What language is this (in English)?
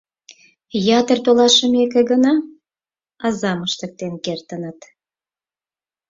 Mari